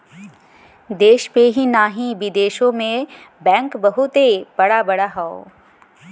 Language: Bhojpuri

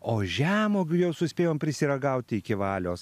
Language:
Lithuanian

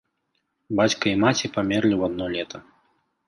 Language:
Belarusian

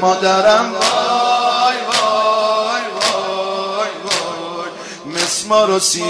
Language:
Persian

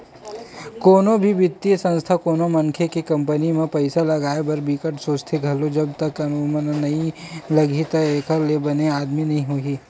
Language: Chhattisgarhi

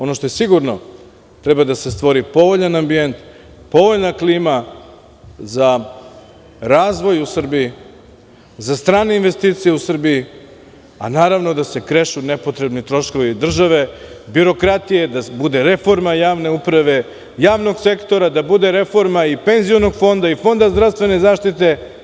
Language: Serbian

